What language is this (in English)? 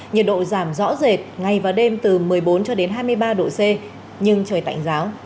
Vietnamese